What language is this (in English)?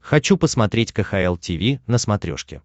Russian